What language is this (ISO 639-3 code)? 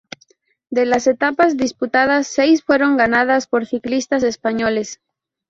spa